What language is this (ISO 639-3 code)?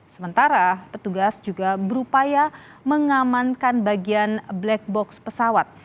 ind